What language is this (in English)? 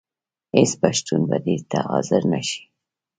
Pashto